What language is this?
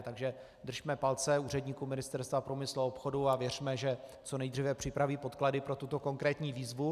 Czech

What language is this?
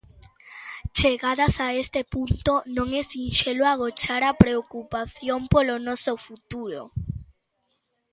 Galician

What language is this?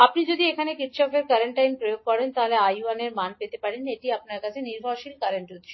Bangla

